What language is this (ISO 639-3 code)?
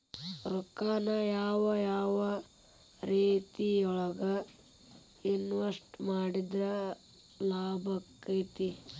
kan